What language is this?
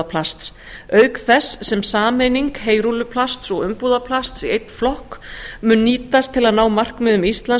Icelandic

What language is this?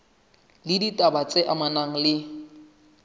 Southern Sotho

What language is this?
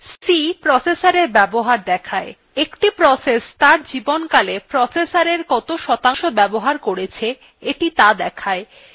Bangla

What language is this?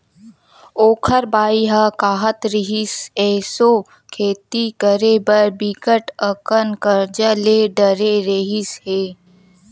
Chhattisgarhi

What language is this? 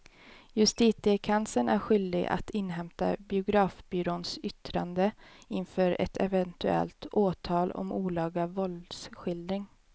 Swedish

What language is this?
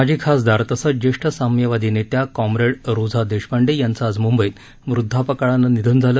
Marathi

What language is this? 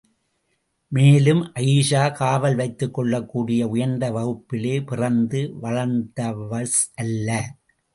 Tamil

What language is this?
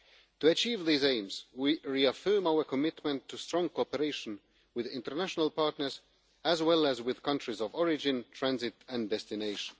English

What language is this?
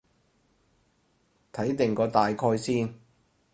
Cantonese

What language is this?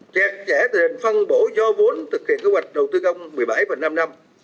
Vietnamese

